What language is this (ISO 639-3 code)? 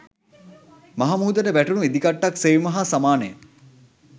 sin